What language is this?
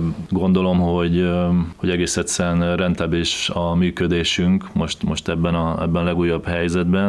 Hungarian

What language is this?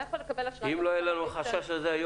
Hebrew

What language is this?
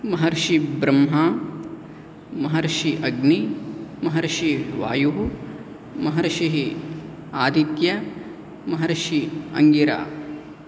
Sanskrit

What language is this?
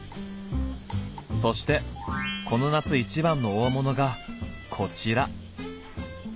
Japanese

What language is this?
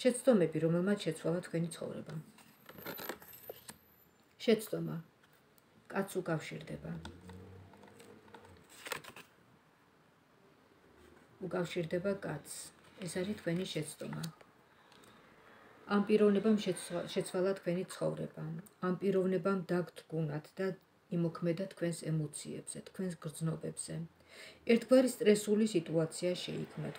Romanian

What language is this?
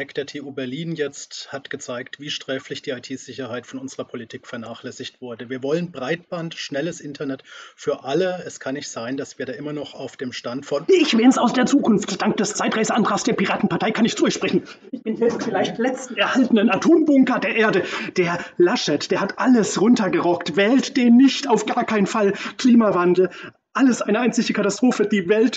German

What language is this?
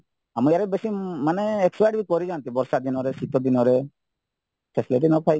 Odia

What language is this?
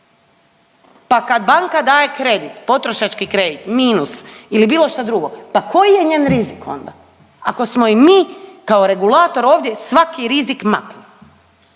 Croatian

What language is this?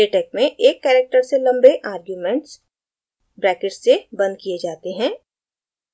Hindi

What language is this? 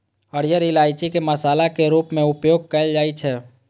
Maithili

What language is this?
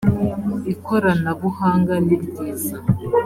Kinyarwanda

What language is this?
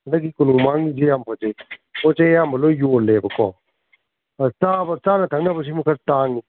Manipuri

